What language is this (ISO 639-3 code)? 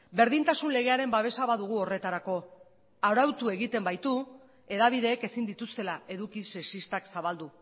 eus